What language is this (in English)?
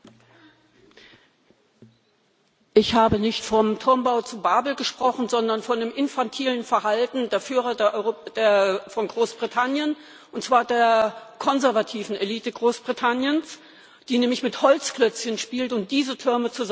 German